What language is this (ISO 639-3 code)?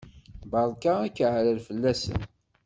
kab